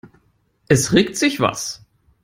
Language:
German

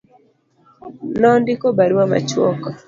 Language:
Luo (Kenya and Tanzania)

